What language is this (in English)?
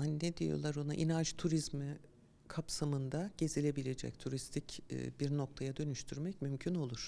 Turkish